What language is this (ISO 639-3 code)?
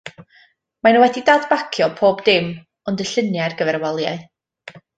cym